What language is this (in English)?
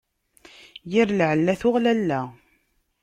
Kabyle